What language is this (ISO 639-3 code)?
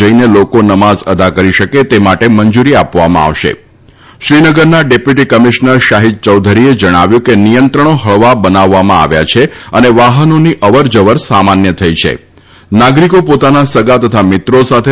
guj